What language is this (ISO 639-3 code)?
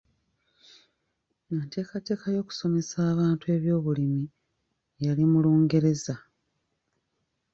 lug